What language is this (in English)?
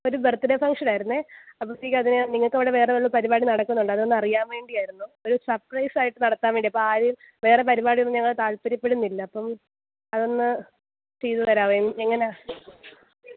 Malayalam